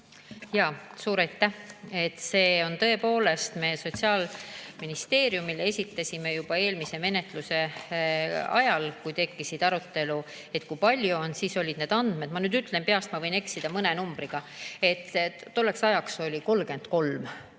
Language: Estonian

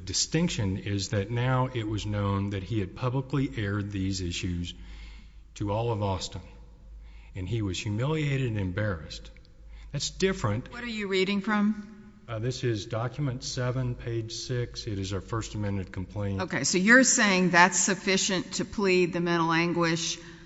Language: English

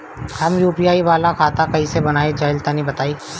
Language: Bhojpuri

